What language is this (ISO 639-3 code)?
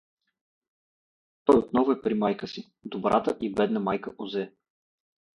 bul